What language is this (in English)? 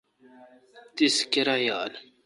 Kalkoti